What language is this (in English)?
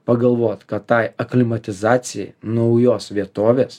Lithuanian